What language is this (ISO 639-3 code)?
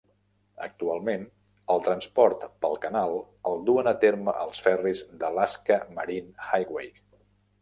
cat